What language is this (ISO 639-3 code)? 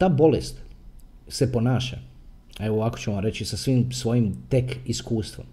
hrv